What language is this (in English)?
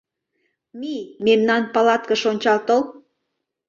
Mari